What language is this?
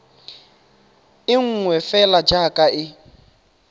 Tswana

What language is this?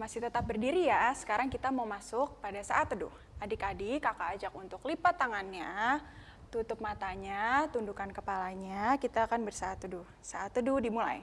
Indonesian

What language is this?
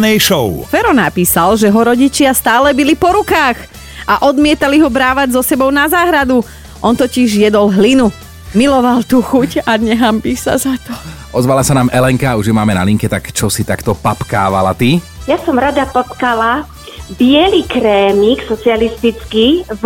Slovak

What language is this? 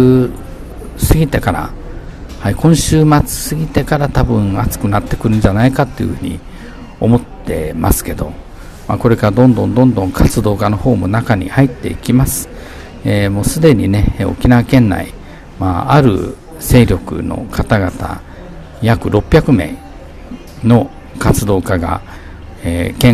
Japanese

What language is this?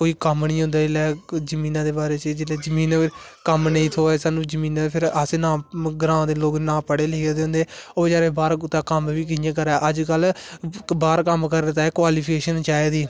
Dogri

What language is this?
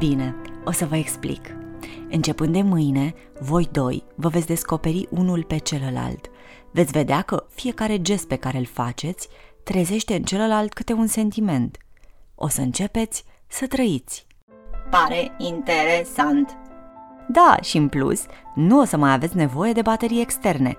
Romanian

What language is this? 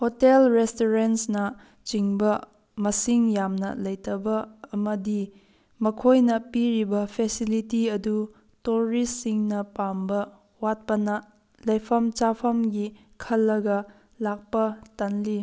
Manipuri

